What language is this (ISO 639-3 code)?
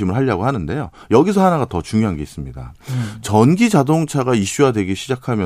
kor